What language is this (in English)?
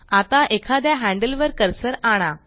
Marathi